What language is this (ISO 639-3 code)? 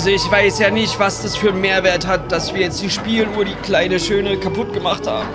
deu